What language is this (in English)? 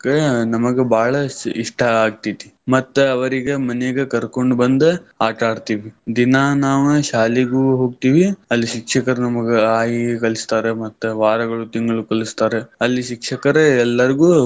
Kannada